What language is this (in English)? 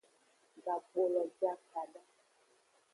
Aja (Benin)